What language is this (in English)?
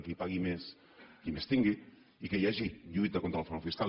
Catalan